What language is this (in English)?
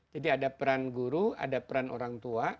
Indonesian